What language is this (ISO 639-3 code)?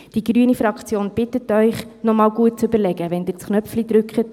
gsw